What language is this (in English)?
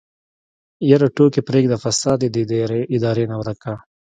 Pashto